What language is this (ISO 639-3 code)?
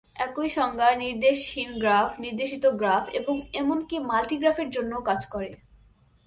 ben